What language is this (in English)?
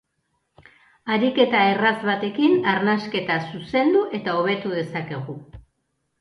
Basque